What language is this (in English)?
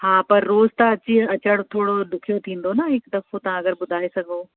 Sindhi